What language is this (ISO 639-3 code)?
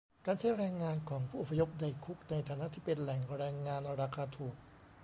tha